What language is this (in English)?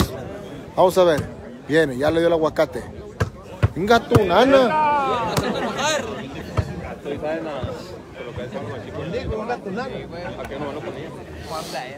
Spanish